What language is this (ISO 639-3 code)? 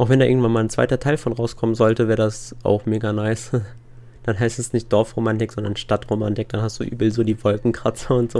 deu